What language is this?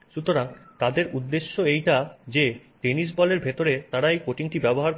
Bangla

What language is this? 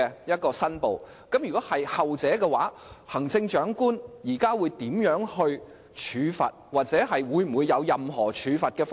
Cantonese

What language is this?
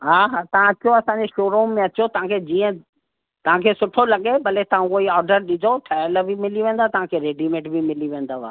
Sindhi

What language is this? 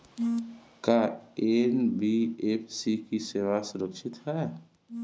Bhojpuri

